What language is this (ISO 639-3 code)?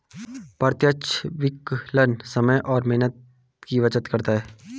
hin